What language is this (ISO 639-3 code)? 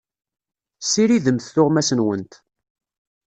kab